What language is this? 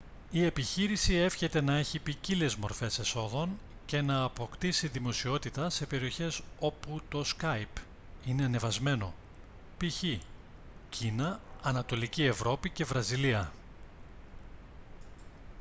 Greek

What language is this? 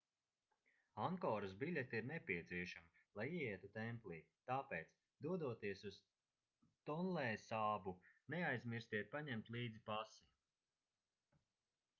Latvian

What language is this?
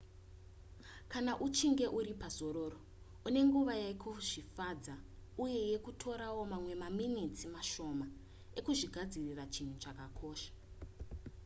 Shona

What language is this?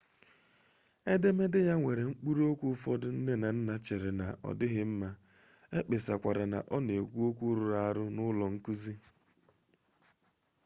Igbo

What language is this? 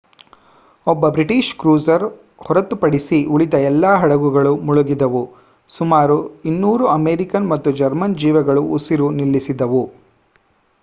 Kannada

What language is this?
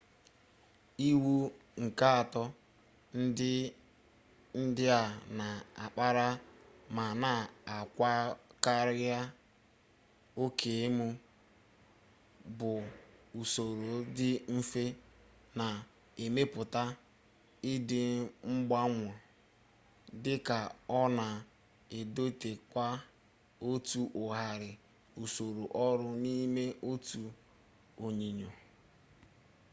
Igbo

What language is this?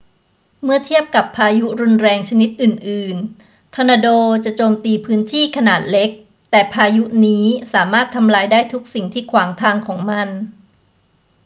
Thai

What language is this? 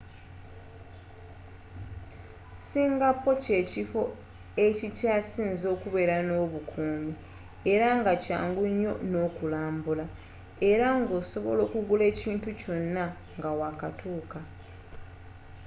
Ganda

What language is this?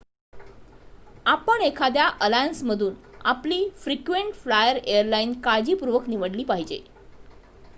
Marathi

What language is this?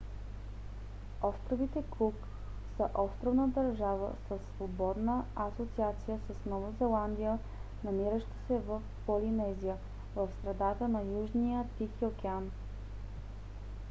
Bulgarian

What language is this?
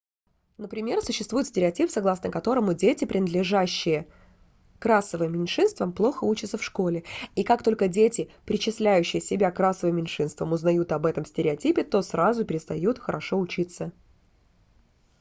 Russian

